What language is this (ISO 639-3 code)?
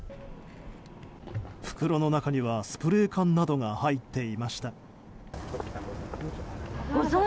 jpn